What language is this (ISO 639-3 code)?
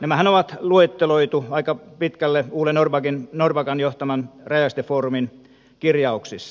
fin